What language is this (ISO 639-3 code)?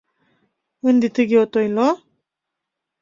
chm